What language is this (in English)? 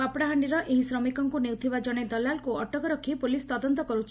Odia